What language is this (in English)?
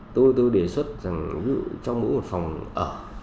Vietnamese